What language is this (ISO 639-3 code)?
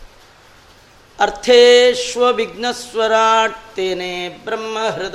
kan